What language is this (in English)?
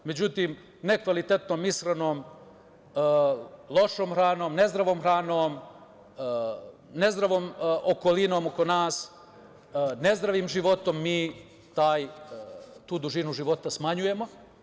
Serbian